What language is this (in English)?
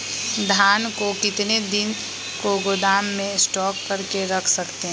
Magahi